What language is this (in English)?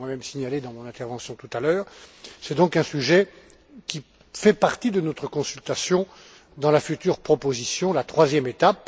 French